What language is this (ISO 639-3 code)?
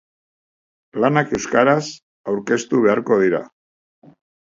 eus